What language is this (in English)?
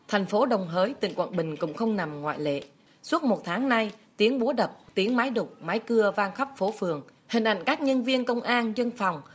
Vietnamese